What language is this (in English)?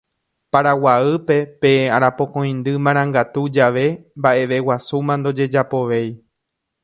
Guarani